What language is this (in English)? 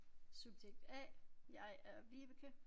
Danish